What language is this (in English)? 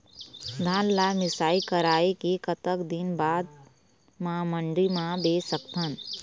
Chhattisgarhi